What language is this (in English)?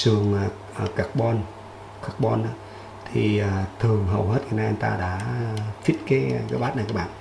Vietnamese